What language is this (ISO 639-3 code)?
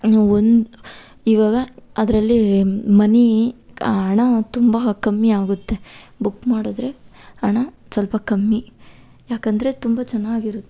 kan